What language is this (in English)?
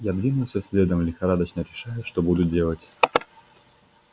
Russian